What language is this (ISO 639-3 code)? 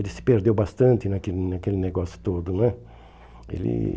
por